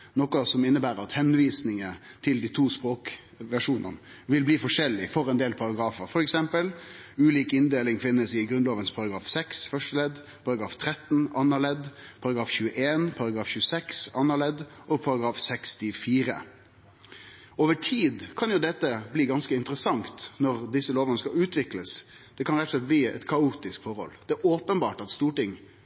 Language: Norwegian Nynorsk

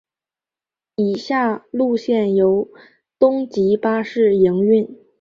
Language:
Chinese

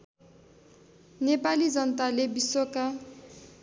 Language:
Nepali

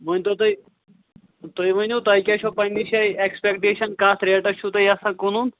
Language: Kashmiri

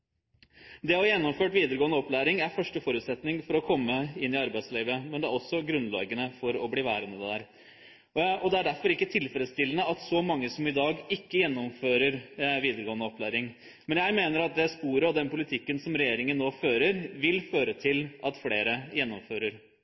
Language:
Norwegian Bokmål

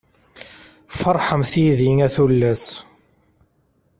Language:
Kabyle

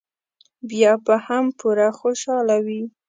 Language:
Pashto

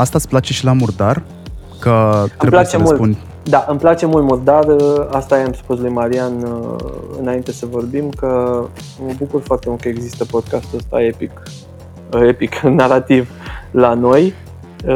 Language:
Romanian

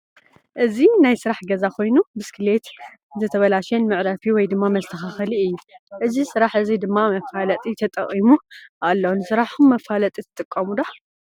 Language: Tigrinya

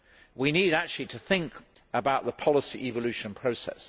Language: English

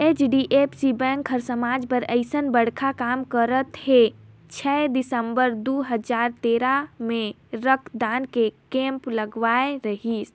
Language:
Chhattisgarhi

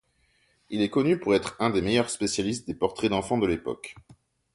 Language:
French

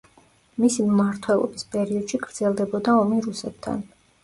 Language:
Georgian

